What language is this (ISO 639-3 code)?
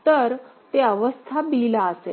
mar